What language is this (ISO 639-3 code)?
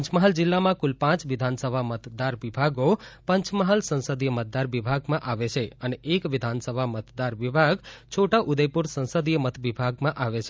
guj